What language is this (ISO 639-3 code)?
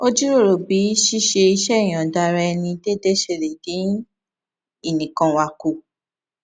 yor